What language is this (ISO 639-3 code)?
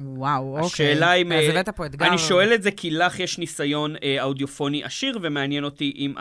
heb